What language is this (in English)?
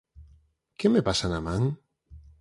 Galician